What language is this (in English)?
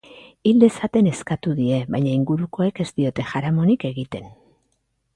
Basque